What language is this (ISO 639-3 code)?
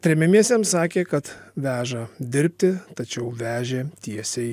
lit